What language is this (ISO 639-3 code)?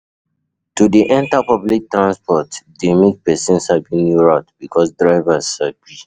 pcm